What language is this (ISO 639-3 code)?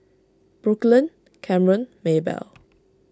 eng